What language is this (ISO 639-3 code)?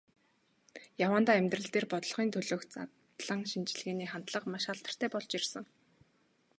mon